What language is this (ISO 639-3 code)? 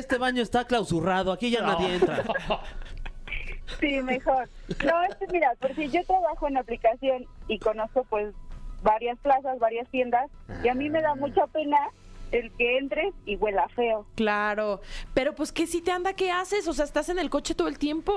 spa